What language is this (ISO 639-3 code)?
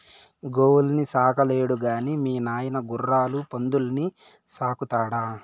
tel